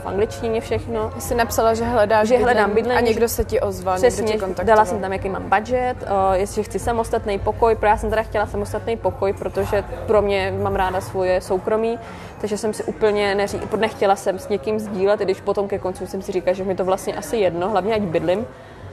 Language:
Czech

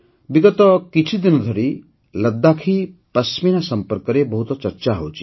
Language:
Odia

